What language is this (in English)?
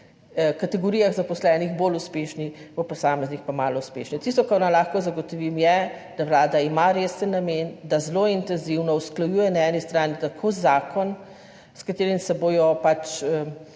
Slovenian